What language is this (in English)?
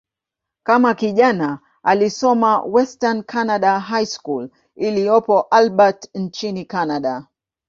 Swahili